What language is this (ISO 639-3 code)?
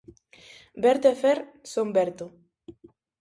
glg